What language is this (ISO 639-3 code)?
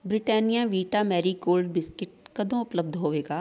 pan